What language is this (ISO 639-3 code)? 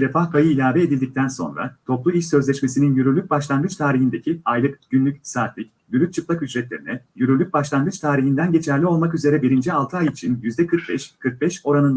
tur